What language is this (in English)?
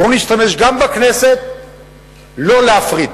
Hebrew